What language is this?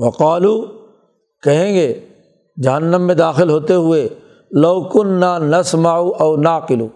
Urdu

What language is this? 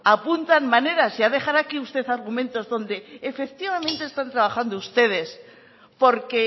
Spanish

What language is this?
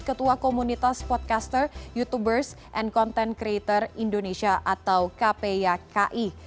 Indonesian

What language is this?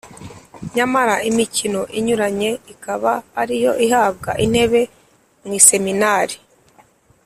Kinyarwanda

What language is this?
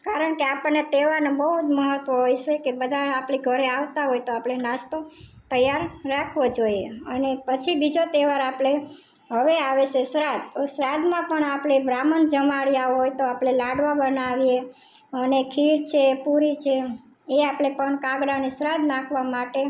Gujarati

